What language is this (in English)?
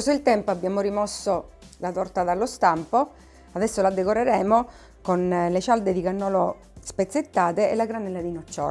Italian